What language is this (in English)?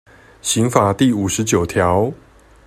Chinese